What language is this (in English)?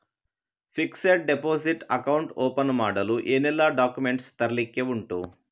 Kannada